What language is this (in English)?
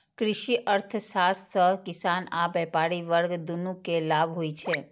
Maithili